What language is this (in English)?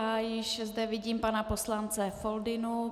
Czech